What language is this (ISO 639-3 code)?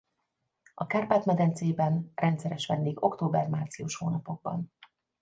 hun